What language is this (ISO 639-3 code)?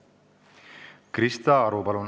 est